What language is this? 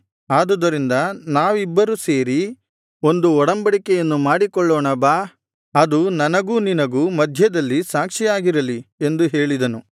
Kannada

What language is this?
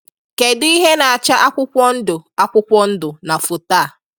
Igbo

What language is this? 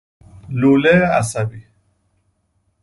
Persian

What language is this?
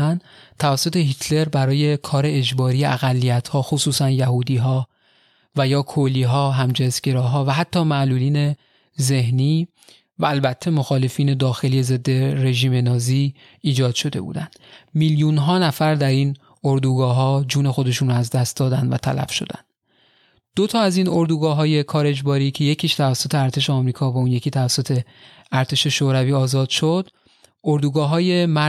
Persian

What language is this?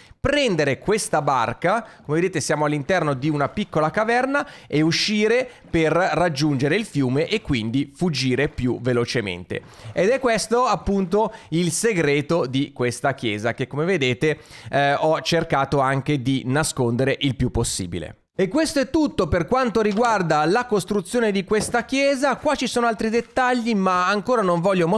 Italian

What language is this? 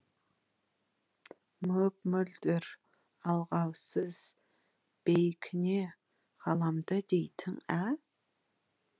Kazakh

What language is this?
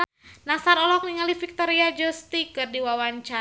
Sundanese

